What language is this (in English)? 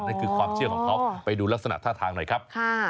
Thai